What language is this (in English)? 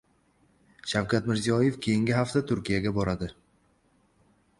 Uzbek